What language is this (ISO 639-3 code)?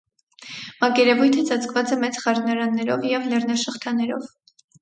hye